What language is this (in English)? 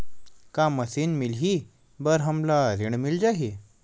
Chhattisgarhi